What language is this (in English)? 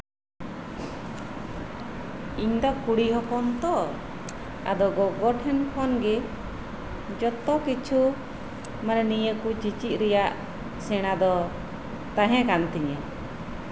Santali